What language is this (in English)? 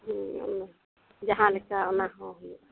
Santali